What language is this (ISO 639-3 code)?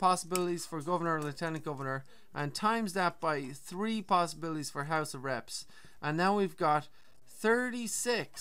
eng